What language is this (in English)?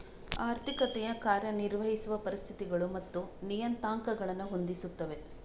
Kannada